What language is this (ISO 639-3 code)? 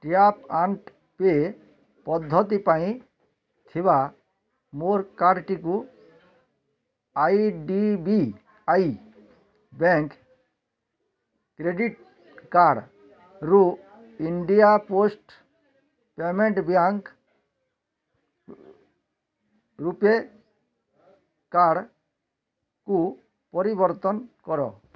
ori